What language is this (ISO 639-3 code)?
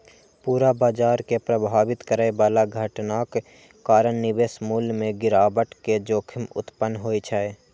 mai